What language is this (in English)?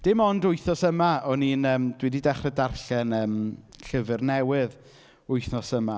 Welsh